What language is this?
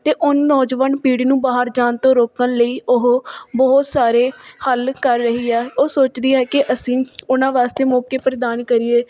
Punjabi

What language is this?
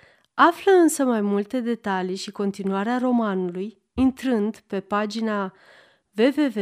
Romanian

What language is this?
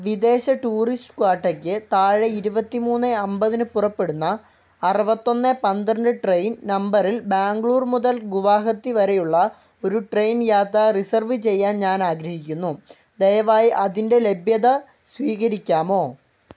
Malayalam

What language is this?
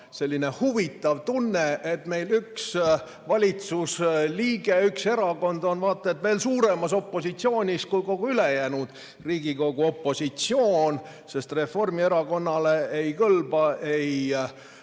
Estonian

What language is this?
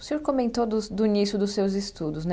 Portuguese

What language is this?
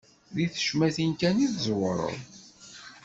Kabyle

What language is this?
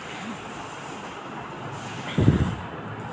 Chhattisgarhi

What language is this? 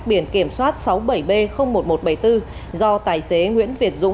Vietnamese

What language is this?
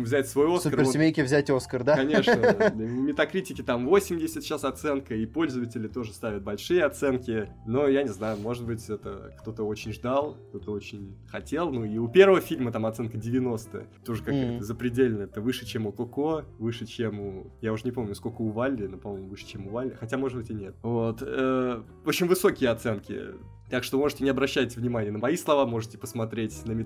Russian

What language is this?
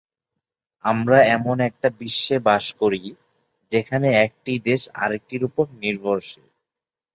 Bangla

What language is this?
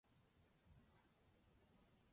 Chinese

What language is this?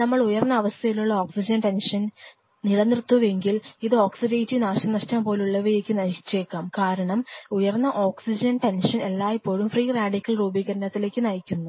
Malayalam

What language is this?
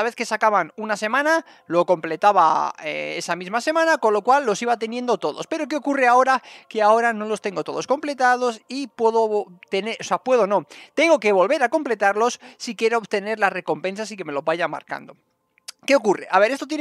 Spanish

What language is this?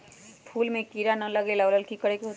Magahi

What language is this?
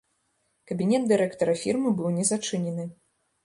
Belarusian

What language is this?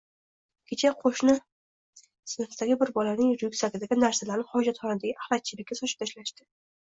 Uzbek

